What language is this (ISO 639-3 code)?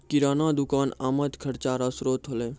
mai